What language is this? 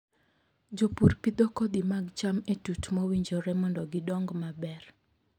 Luo (Kenya and Tanzania)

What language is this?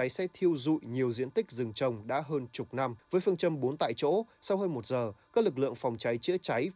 Vietnamese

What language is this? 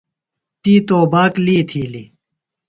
Phalura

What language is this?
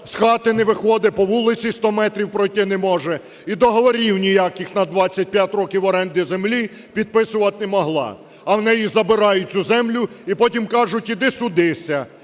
Ukrainian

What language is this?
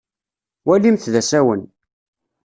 Kabyle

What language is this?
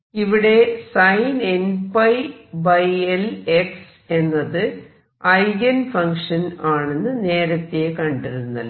Malayalam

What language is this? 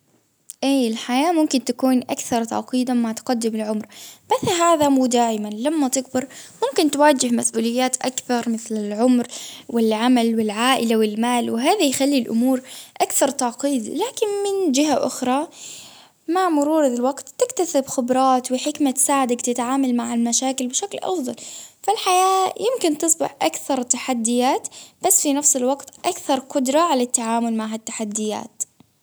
Baharna Arabic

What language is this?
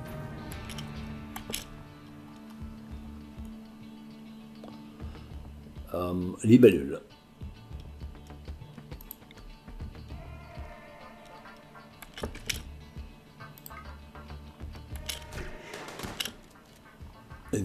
French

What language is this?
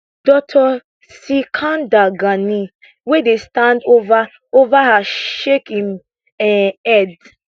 Nigerian Pidgin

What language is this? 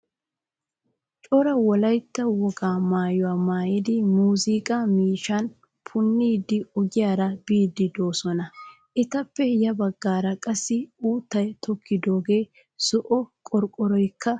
Wolaytta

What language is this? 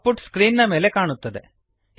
Kannada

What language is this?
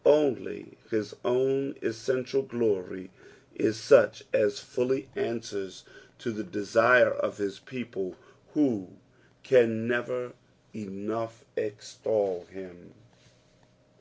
English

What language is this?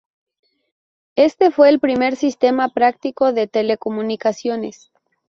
Spanish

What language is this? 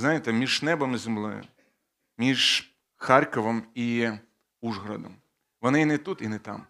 Ukrainian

